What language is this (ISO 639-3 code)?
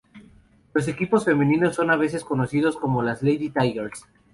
spa